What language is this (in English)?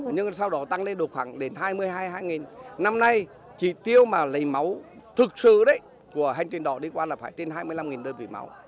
Vietnamese